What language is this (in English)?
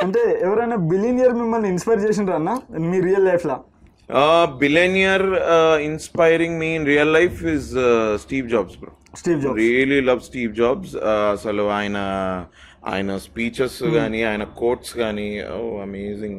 Telugu